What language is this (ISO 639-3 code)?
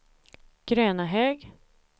swe